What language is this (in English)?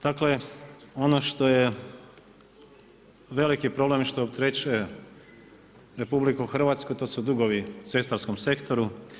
Croatian